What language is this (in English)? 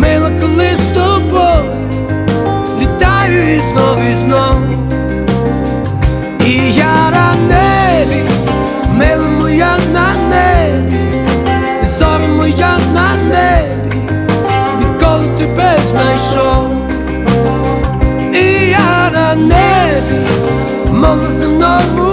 Ukrainian